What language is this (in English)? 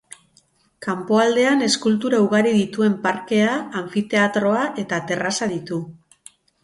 Basque